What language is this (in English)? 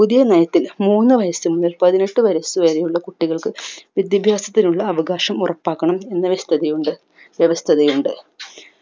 Malayalam